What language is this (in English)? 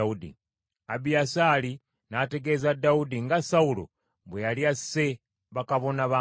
Ganda